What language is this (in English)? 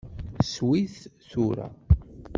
Kabyle